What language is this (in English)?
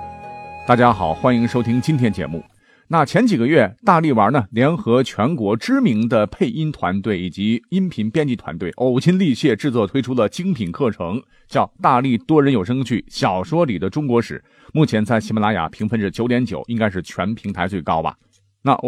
Chinese